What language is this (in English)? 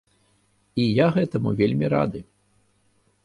Belarusian